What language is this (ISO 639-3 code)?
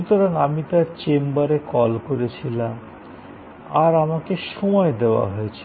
ben